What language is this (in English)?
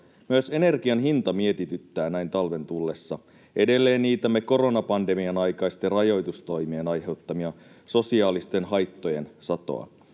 Finnish